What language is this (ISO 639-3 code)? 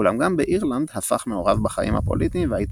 heb